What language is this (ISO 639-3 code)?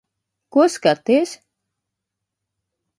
lav